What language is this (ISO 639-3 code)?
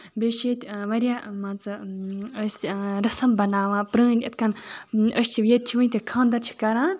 kas